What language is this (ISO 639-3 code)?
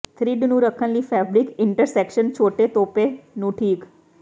pan